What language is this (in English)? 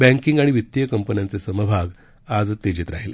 Marathi